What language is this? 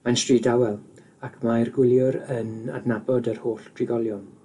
Welsh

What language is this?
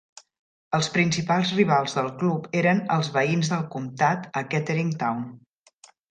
Catalan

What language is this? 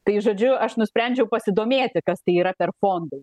Lithuanian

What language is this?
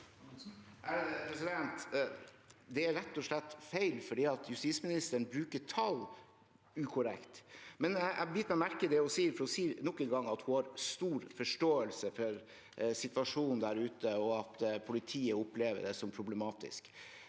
Norwegian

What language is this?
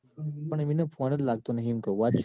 Gujarati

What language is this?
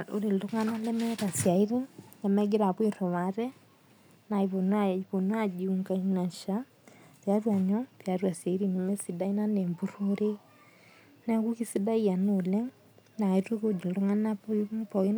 Masai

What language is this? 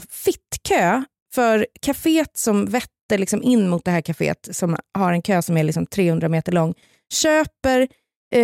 Swedish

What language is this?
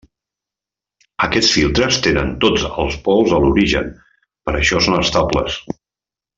Catalan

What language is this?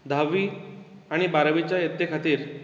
Konkani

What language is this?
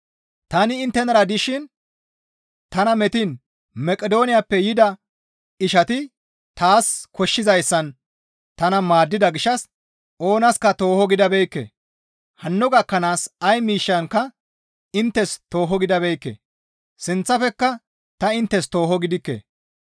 Gamo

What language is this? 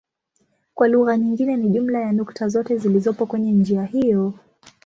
Swahili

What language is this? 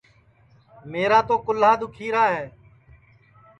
Sansi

